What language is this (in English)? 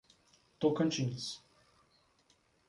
Portuguese